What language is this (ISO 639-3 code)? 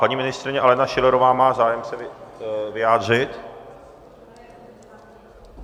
ces